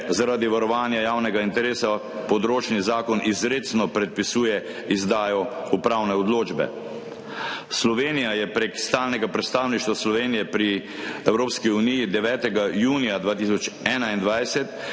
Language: Slovenian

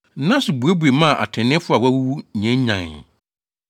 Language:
Akan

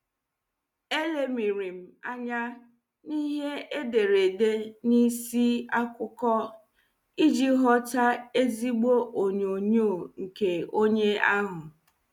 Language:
Igbo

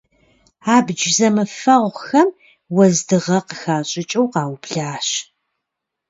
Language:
Kabardian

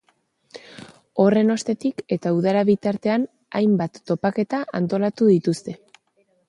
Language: Basque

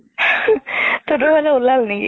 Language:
Assamese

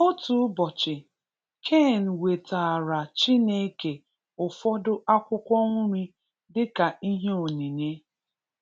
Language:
Igbo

